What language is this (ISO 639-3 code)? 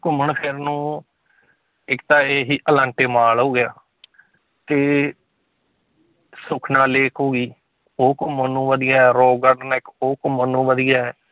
pan